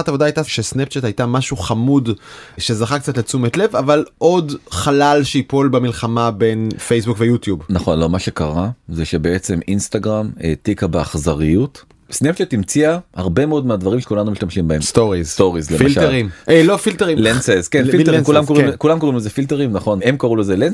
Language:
Hebrew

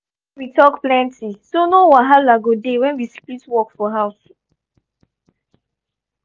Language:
Nigerian Pidgin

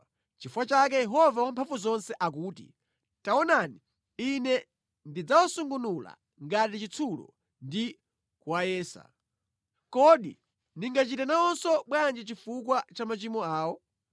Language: Nyanja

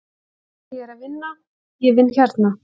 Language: Icelandic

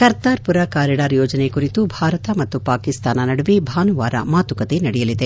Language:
Kannada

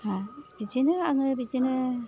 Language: Bodo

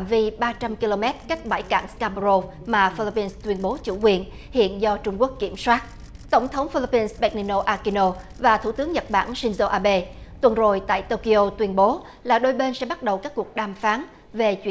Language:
Vietnamese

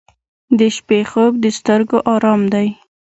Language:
Pashto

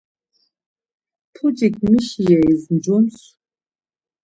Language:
Laz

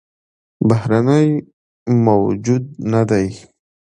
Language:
Pashto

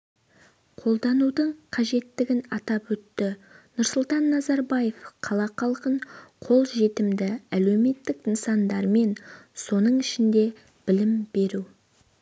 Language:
Kazakh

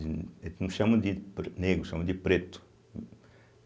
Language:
Portuguese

